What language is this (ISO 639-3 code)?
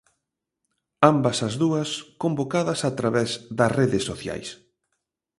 glg